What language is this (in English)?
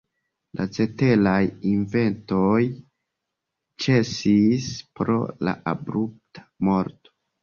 Esperanto